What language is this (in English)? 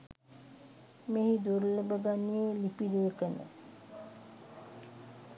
Sinhala